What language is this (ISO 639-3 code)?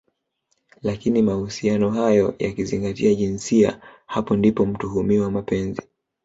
swa